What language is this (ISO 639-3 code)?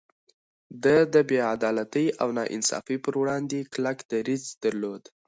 pus